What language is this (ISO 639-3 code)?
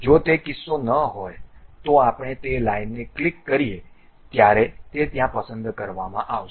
guj